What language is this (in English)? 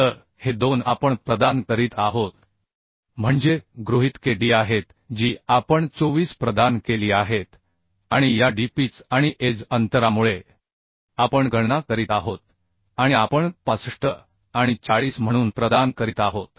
Marathi